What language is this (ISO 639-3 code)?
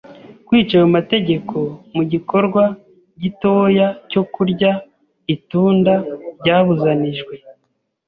kin